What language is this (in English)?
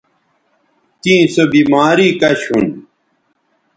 Bateri